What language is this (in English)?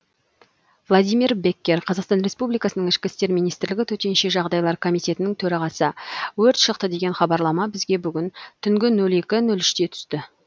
Kazakh